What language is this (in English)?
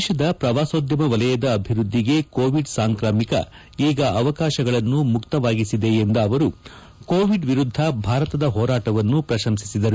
Kannada